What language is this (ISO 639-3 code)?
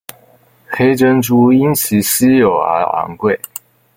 zho